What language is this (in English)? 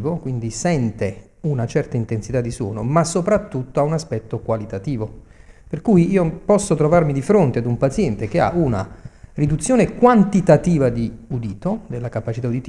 Italian